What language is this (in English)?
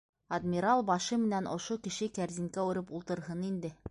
Bashkir